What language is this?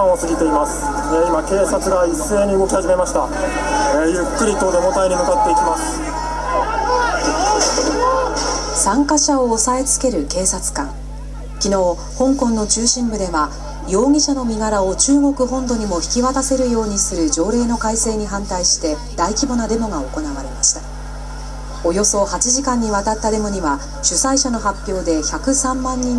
Japanese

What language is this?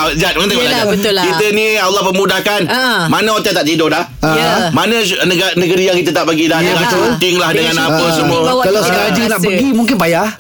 Malay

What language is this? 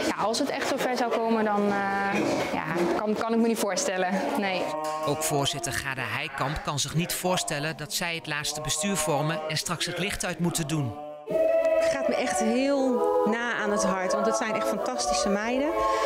Dutch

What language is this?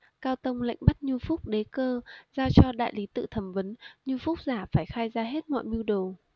Vietnamese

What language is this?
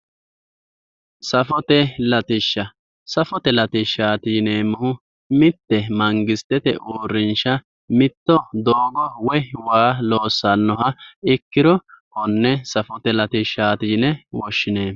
Sidamo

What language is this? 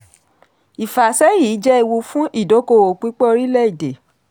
Yoruba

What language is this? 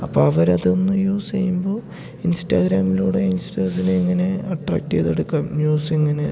Malayalam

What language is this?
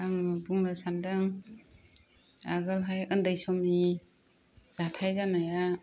Bodo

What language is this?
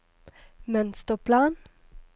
Norwegian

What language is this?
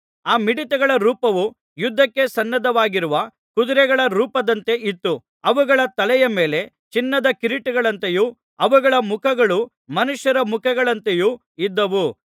Kannada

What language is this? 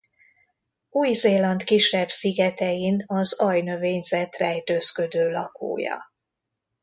Hungarian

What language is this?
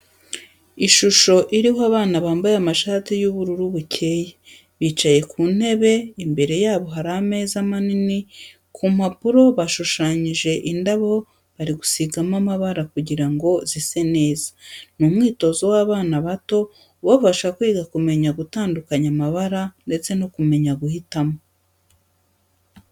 Kinyarwanda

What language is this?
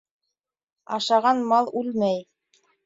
Bashkir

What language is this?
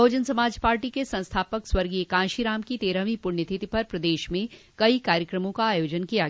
Hindi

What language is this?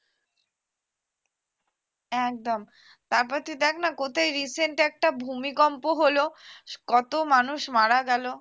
Bangla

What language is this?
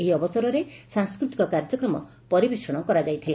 Odia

